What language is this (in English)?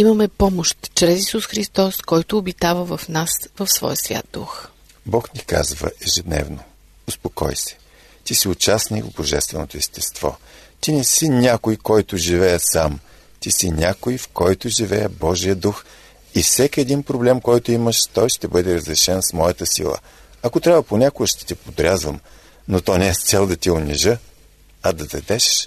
Bulgarian